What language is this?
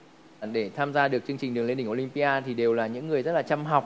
Vietnamese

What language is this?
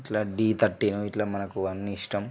Telugu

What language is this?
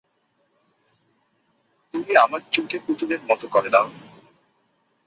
Bangla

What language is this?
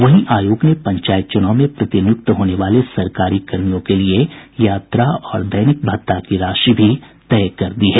Hindi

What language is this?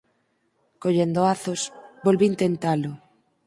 Galician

